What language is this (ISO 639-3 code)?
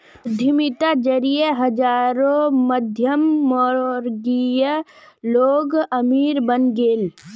mag